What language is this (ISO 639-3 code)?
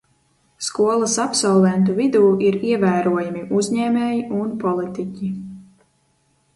lav